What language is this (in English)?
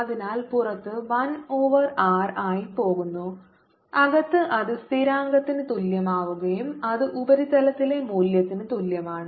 Malayalam